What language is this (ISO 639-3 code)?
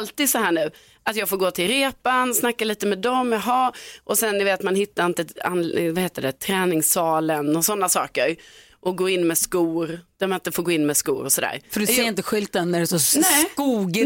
swe